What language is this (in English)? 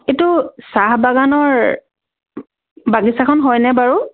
Assamese